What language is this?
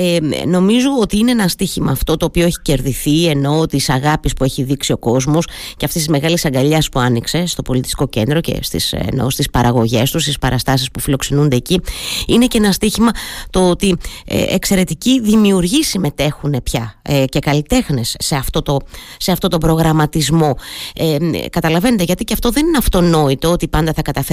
Greek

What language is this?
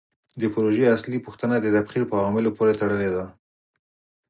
Pashto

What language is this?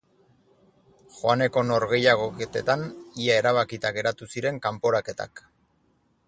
Basque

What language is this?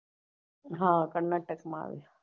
Gujarati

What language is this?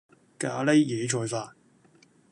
Cantonese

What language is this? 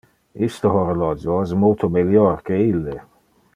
Interlingua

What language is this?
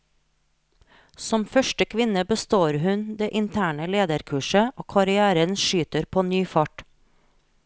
Norwegian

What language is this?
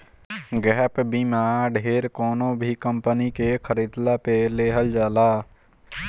Bhojpuri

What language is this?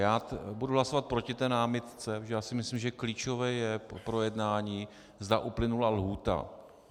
Czech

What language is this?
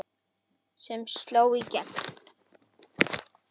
Icelandic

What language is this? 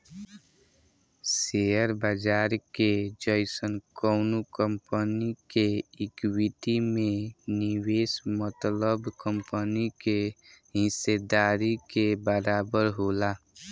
Bhojpuri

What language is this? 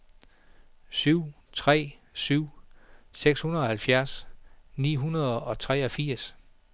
Danish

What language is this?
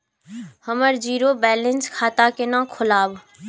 Maithili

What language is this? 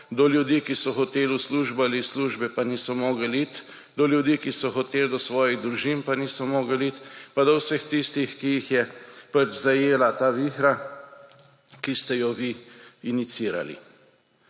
Slovenian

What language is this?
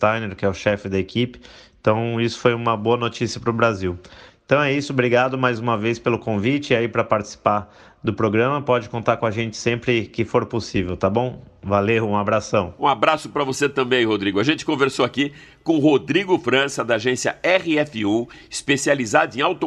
Portuguese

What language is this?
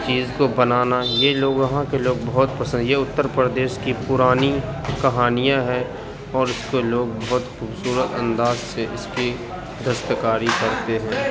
Urdu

